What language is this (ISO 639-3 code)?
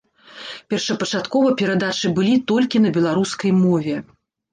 bel